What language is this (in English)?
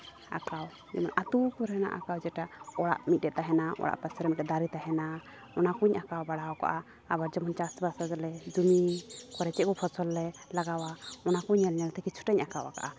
Santali